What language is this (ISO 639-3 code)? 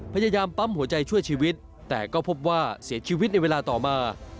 tha